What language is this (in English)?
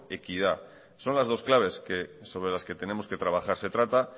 Spanish